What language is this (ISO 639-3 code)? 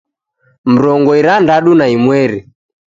dav